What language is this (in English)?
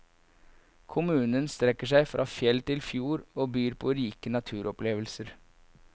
Norwegian